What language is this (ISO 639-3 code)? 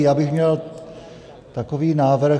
ces